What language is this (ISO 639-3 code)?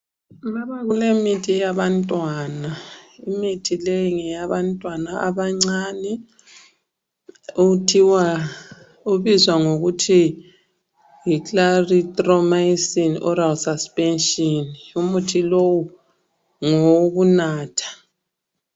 nde